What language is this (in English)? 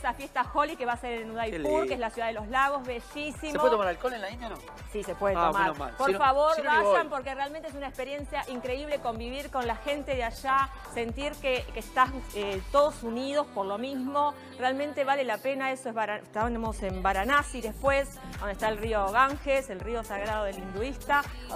Spanish